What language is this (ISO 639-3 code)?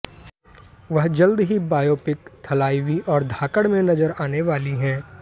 hin